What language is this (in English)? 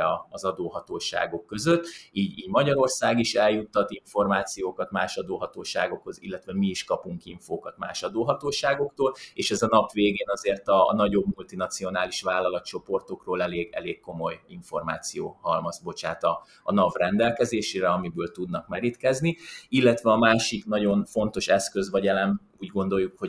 Hungarian